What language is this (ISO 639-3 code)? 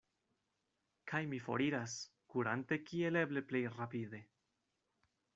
epo